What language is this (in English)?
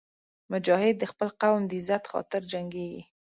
Pashto